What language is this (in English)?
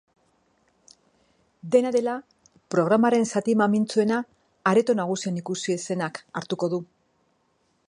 Basque